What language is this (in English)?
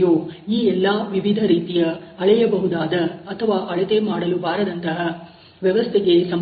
Kannada